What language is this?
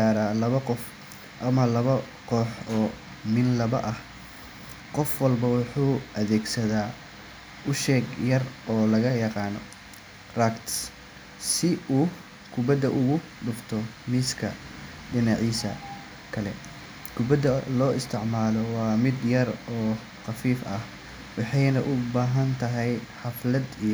Somali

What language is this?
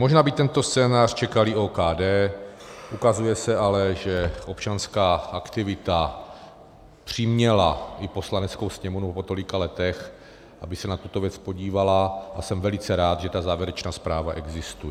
Czech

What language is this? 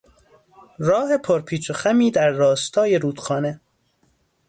Persian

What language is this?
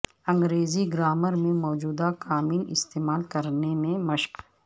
Urdu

